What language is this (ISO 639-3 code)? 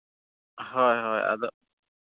sat